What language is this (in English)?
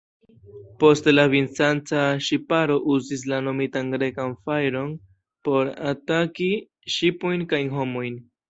Esperanto